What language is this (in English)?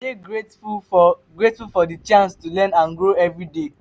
Nigerian Pidgin